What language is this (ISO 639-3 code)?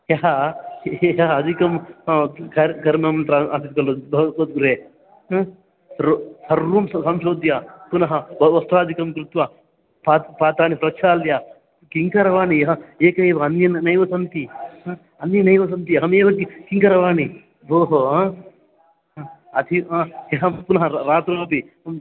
san